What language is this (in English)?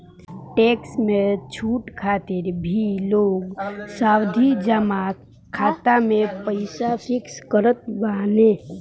Bhojpuri